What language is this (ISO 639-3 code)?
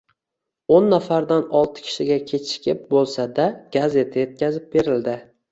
uzb